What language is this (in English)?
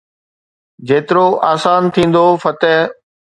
Sindhi